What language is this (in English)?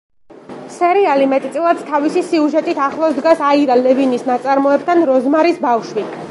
Georgian